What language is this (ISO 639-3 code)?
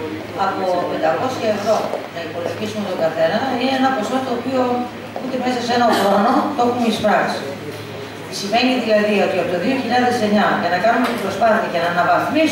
ell